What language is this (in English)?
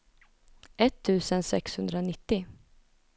Swedish